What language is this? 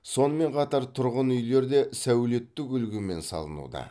Kazakh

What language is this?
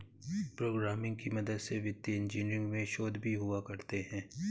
Hindi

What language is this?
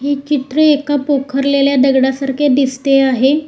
Marathi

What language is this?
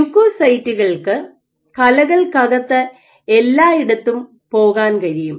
Malayalam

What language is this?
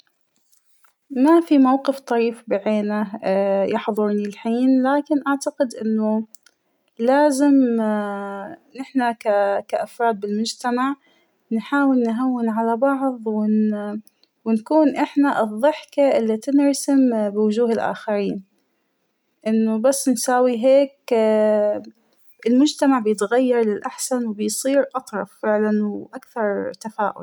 Hijazi Arabic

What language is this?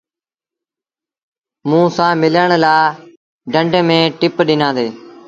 Sindhi Bhil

